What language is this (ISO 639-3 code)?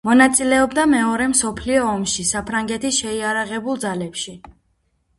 kat